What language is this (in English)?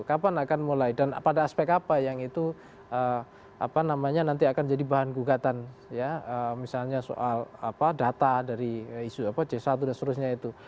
Indonesian